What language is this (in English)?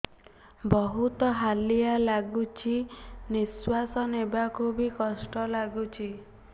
Odia